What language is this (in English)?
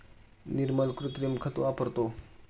Marathi